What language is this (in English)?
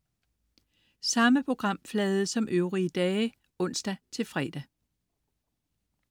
Danish